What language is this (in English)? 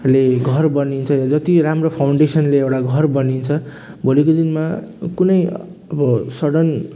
Nepali